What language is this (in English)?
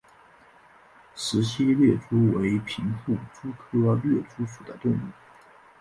Chinese